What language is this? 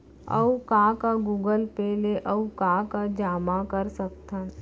Chhattisgarhi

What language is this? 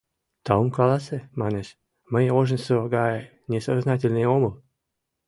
Mari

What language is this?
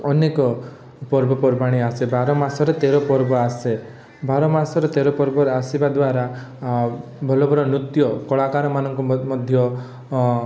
Odia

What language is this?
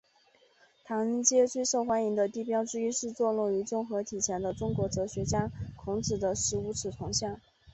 Chinese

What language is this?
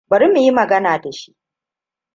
Hausa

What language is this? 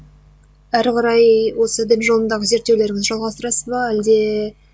Kazakh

